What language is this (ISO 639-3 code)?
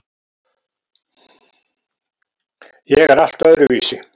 isl